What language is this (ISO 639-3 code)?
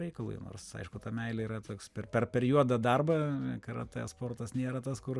lit